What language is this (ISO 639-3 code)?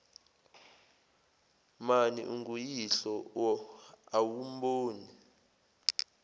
zul